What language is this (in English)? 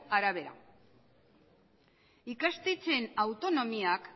Basque